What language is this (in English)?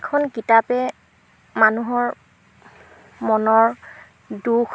Assamese